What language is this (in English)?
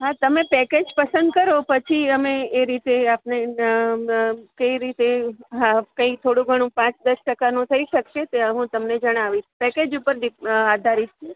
Gujarati